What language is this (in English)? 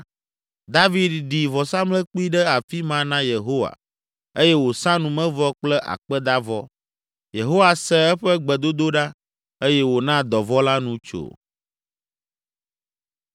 Ewe